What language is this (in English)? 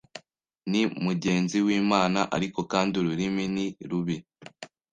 Kinyarwanda